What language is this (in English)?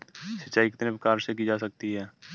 Hindi